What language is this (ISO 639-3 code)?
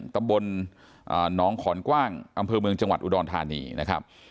tha